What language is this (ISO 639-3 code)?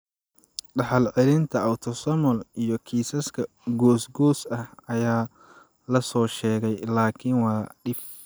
som